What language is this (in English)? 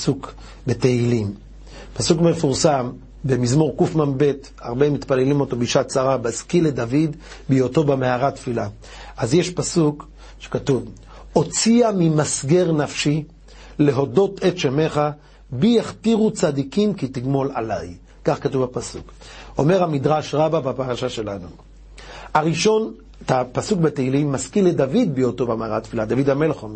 Hebrew